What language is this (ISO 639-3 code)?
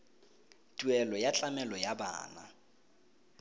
tsn